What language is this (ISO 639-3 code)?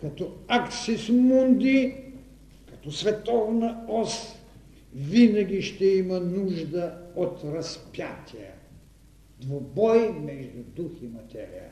bul